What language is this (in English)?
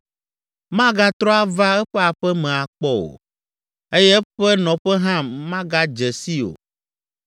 Ewe